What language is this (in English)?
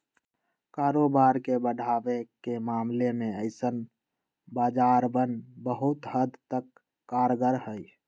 Magahi